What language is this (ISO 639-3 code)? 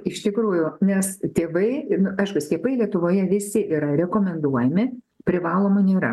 lit